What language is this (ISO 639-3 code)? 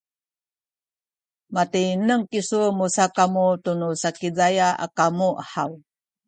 szy